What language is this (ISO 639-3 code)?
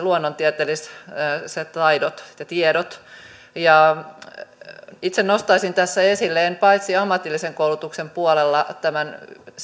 fin